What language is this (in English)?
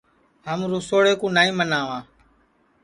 Sansi